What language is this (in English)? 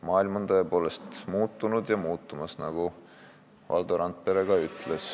Estonian